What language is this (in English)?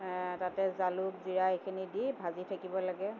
Assamese